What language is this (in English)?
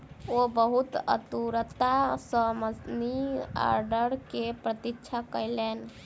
Maithili